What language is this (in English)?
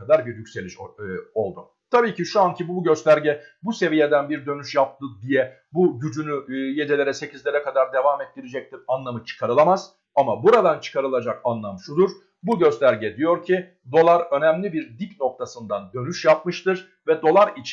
Turkish